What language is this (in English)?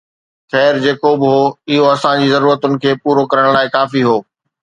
Sindhi